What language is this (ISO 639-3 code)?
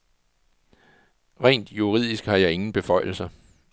dan